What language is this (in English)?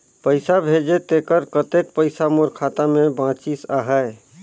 Chhattisgarhi